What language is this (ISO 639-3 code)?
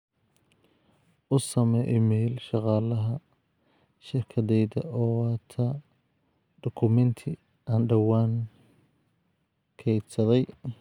som